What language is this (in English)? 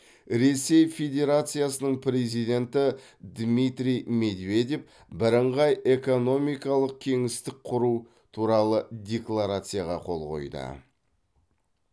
Kazakh